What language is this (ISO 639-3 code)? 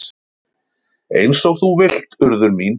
isl